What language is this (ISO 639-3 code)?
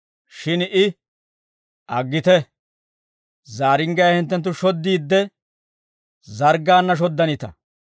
dwr